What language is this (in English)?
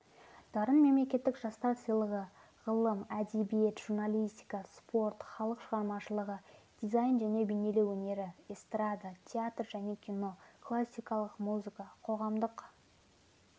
Kazakh